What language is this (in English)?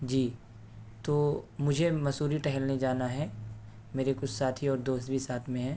Urdu